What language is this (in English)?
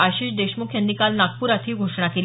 Marathi